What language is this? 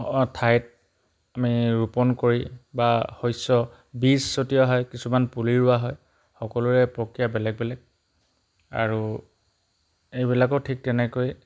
Assamese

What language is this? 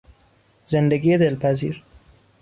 Persian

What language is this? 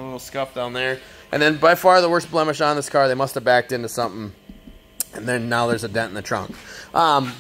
English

